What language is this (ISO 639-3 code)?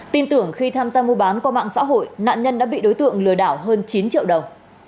vie